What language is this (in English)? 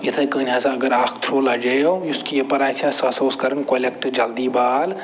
Kashmiri